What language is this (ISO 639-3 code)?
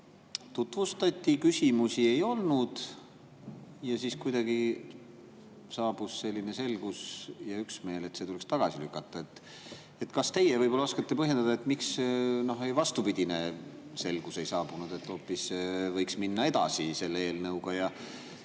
est